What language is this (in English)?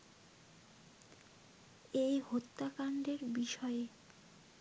Bangla